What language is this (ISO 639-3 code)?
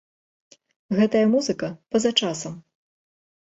bel